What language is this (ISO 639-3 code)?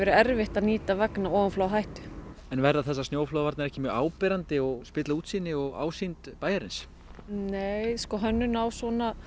isl